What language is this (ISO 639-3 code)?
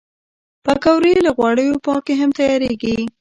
pus